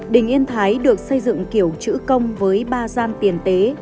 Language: Vietnamese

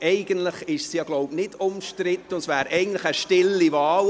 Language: Swiss German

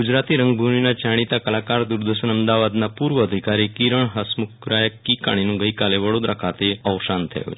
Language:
Gujarati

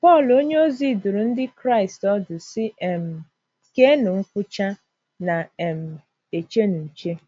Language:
Igbo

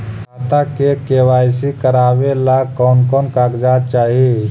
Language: Magahi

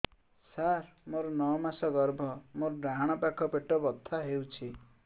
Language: Odia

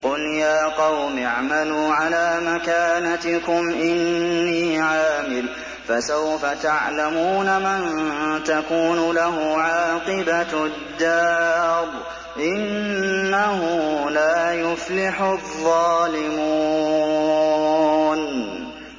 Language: Arabic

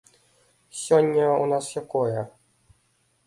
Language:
Belarusian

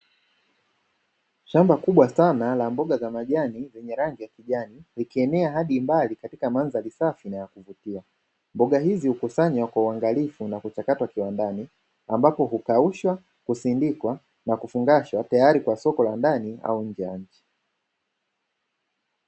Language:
Swahili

